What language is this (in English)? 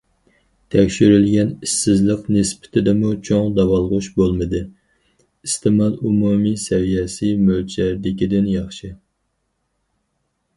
Uyghur